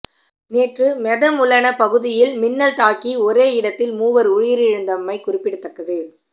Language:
Tamil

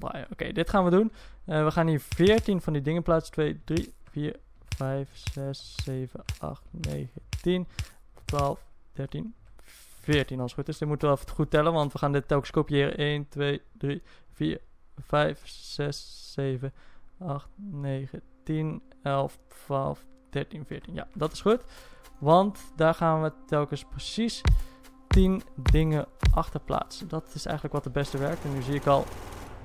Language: Dutch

